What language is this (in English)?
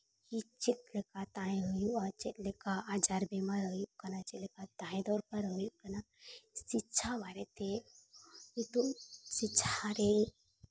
Santali